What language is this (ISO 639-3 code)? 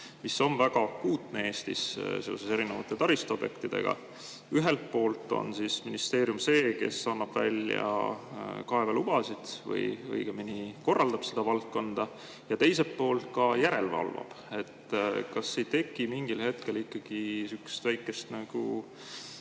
est